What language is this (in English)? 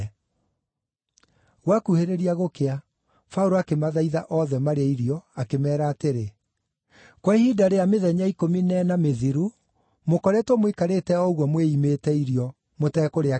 Kikuyu